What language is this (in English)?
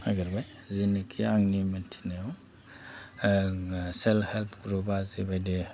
Bodo